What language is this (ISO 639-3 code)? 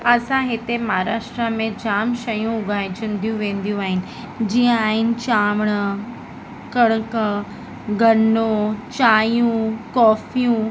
snd